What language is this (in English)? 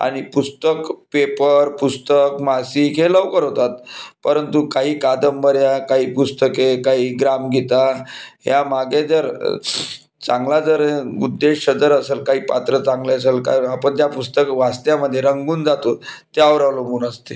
Marathi